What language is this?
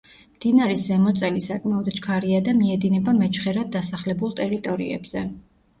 Georgian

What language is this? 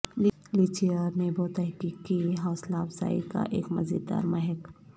Urdu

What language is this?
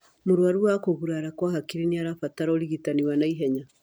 Kikuyu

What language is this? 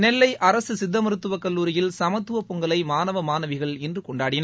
Tamil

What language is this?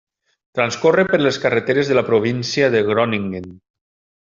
Catalan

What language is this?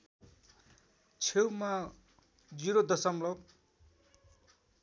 Nepali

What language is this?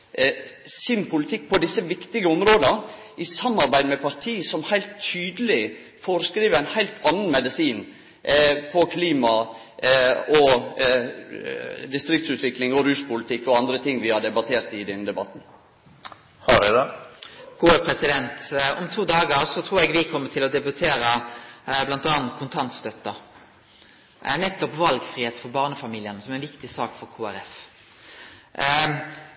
Norwegian Nynorsk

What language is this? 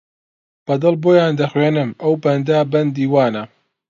Central Kurdish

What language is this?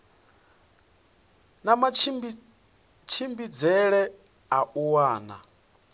Venda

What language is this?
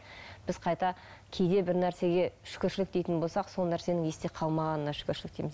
Kazakh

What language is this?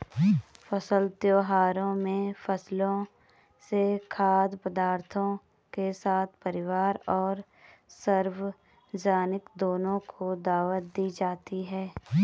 Hindi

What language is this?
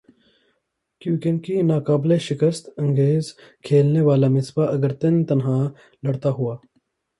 Urdu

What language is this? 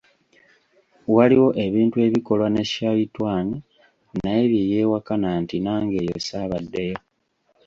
Ganda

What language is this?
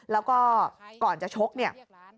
Thai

